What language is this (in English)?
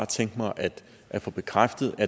Danish